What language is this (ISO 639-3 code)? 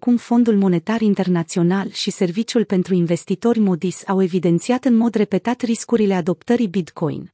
ron